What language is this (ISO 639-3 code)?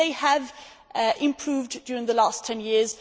eng